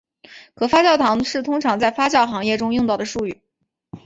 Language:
Chinese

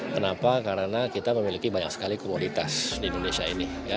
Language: Indonesian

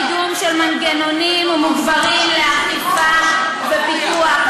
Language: Hebrew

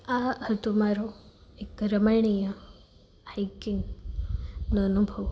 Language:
Gujarati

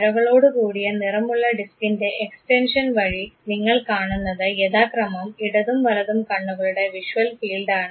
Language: Malayalam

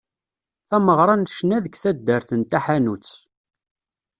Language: Kabyle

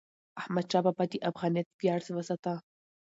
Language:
Pashto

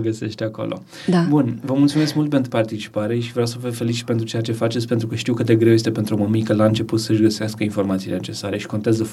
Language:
Romanian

